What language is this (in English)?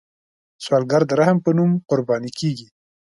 Pashto